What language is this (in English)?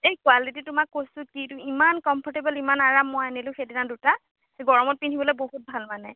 Assamese